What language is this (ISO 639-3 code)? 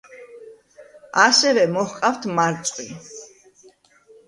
kat